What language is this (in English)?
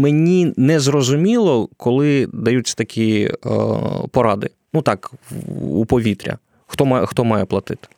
Ukrainian